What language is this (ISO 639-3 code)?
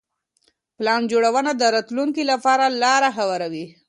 pus